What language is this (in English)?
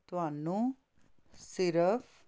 Punjabi